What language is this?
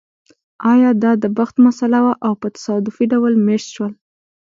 Pashto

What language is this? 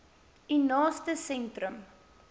Afrikaans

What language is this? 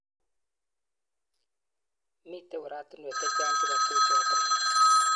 Kalenjin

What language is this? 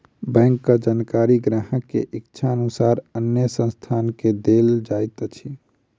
Maithili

